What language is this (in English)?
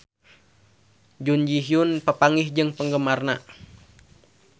Sundanese